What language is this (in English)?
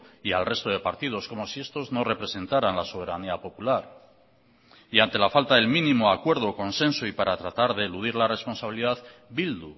Spanish